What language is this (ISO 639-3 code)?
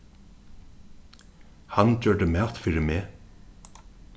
fao